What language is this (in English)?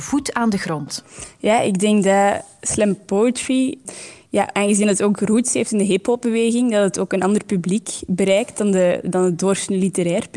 Dutch